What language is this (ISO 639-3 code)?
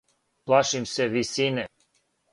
srp